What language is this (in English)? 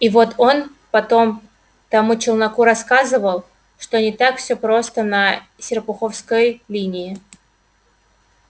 Russian